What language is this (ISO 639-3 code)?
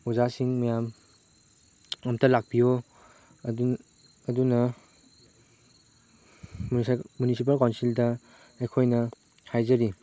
mni